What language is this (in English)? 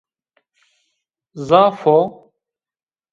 Zaza